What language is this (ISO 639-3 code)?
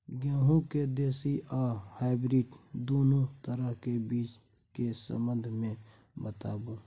mai